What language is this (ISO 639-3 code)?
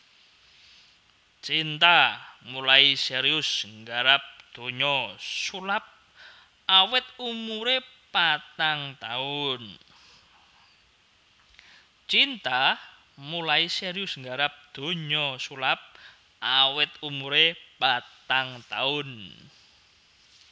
jav